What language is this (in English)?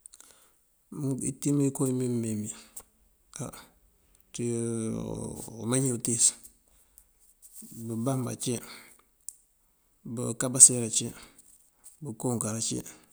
Mandjak